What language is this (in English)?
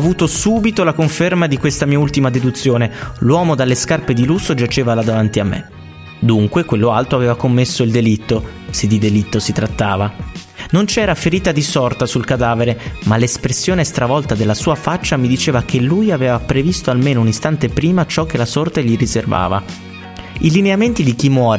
Italian